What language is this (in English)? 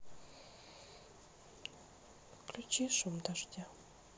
Russian